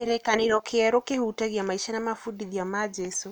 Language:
Kikuyu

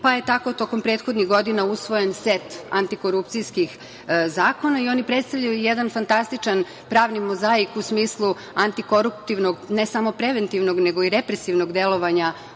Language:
Serbian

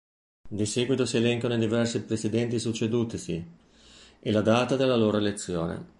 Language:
Italian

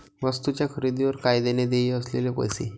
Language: Marathi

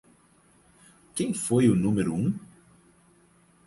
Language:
Portuguese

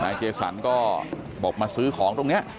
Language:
Thai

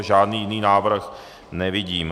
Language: Czech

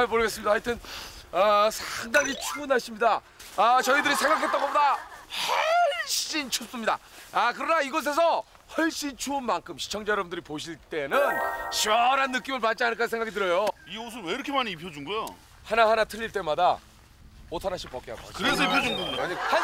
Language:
Korean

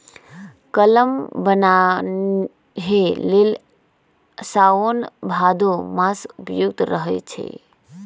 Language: Magahi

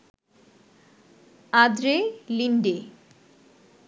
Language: Bangla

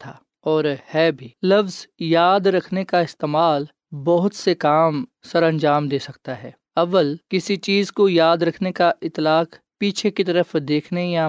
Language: Urdu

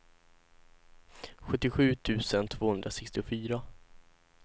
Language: Swedish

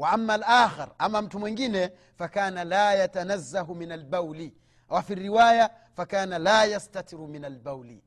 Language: Swahili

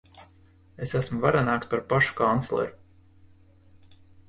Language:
Latvian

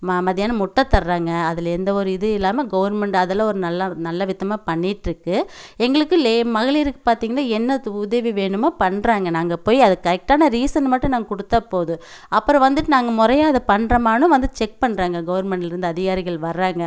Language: Tamil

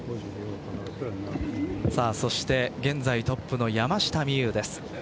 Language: Japanese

